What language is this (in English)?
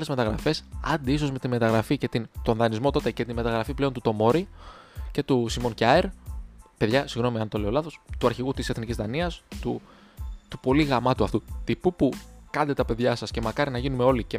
Greek